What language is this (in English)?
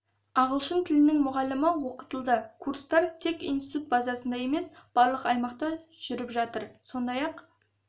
Kazakh